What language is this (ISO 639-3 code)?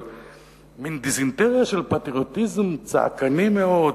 heb